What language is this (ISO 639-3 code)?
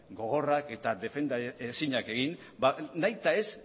eus